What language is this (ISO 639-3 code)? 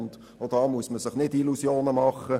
gsw